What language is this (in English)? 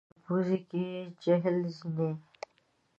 Pashto